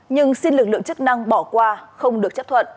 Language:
Vietnamese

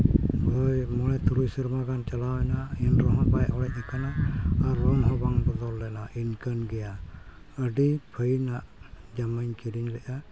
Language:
Santali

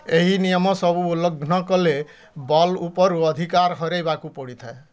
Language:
Odia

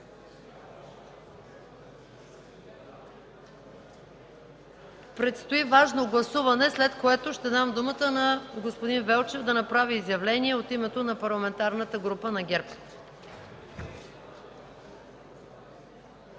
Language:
Bulgarian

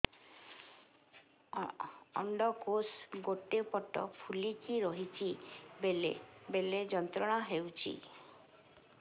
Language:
Odia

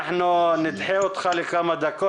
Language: Hebrew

